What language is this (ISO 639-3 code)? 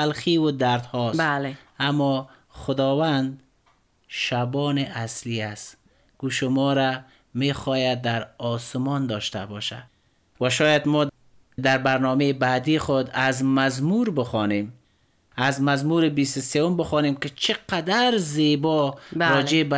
fas